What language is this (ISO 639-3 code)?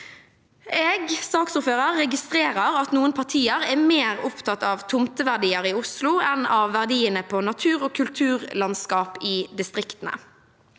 nor